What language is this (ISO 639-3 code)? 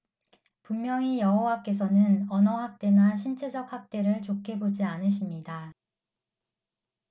kor